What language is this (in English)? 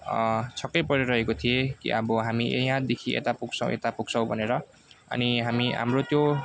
Nepali